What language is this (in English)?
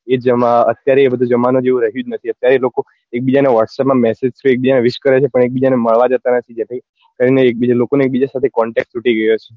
Gujarati